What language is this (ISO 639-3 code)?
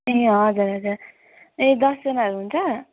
nep